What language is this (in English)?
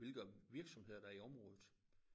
Danish